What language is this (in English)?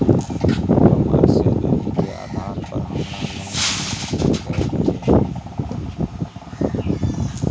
Maithili